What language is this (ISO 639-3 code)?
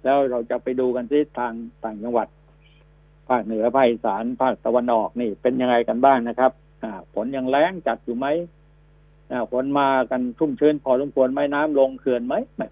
tha